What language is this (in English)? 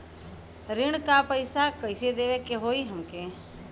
Bhojpuri